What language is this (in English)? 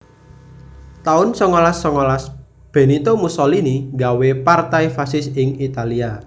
Javanese